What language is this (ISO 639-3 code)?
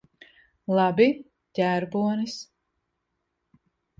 lav